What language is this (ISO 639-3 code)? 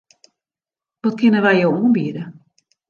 fry